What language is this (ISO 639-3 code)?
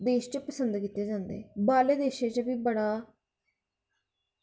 doi